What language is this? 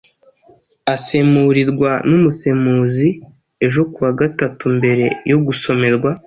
Kinyarwanda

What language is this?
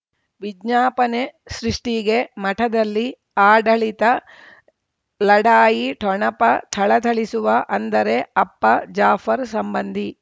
Kannada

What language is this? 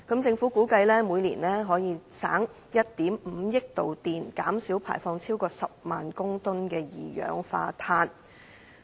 Cantonese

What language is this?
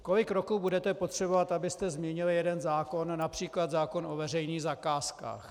Czech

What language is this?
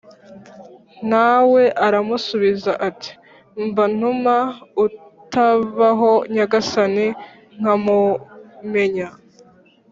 Kinyarwanda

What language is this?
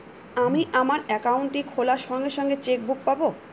Bangla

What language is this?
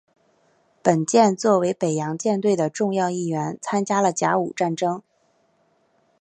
Chinese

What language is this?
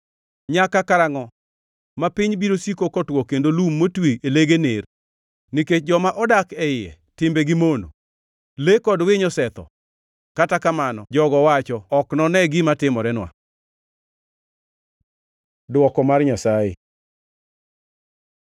Luo (Kenya and Tanzania)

